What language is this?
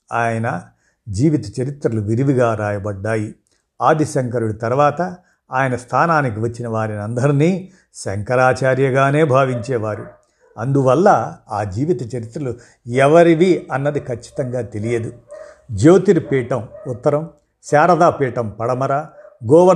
Telugu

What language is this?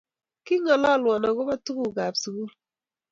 Kalenjin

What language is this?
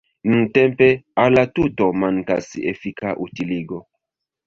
Esperanto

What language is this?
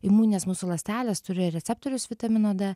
Lithuanian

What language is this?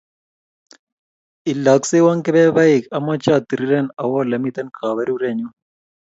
Kalenjin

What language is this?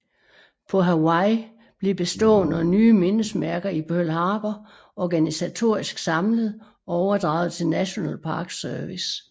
Danish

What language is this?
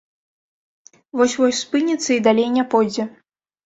Belarusian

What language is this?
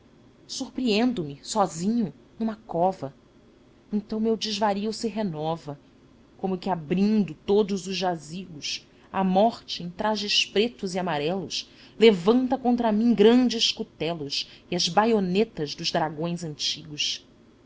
Portuguese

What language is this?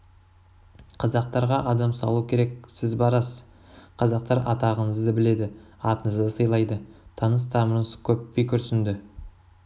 Kazakh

